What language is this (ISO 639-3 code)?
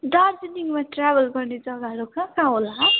nep